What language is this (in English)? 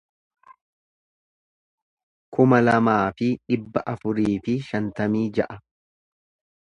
Oromo